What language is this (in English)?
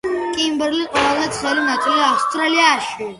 Georgian